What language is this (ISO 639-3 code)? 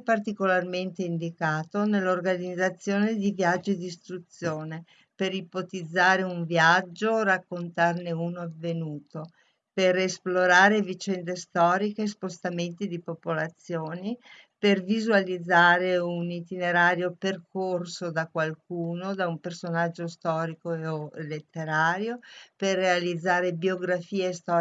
ita